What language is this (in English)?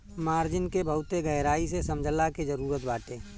Bhojpuri